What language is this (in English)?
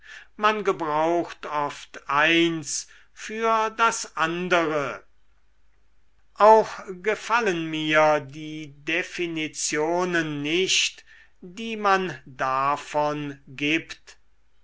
German